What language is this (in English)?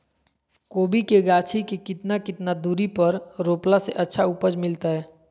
Magahi